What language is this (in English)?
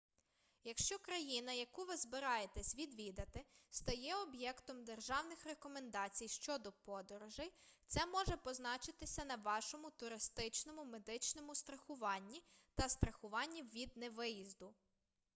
Ukrainian